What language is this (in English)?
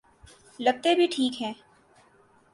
Urdu